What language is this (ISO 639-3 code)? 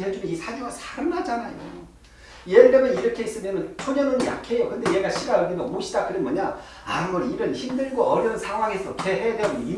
kor